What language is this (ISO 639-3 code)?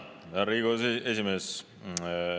est